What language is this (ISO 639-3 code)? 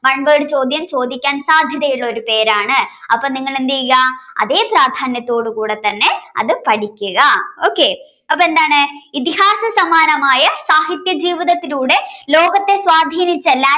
mal